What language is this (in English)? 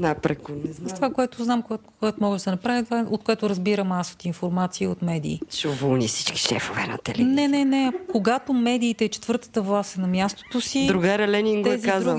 Bulgarian